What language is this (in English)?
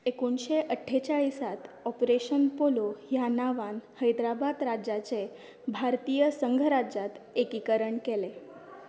Konkani